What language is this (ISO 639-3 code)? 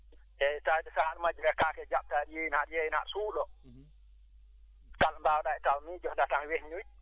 ful